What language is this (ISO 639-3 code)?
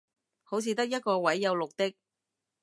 yue